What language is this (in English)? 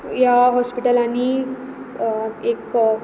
Konkani